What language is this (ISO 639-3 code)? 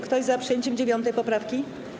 pol